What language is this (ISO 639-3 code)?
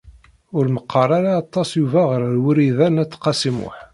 kab